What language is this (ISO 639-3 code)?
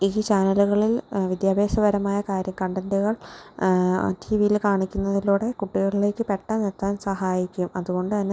mal